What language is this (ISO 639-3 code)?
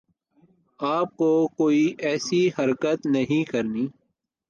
urd